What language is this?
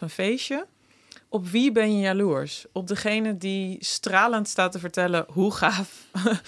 Dutch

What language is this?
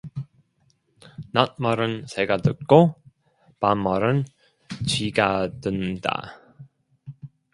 Korean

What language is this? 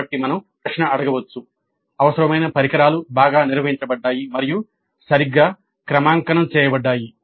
Telugu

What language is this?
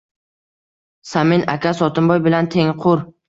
Uzbek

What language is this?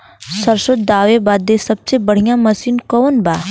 Bhojpuri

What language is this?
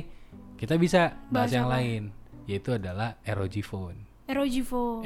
Indonesian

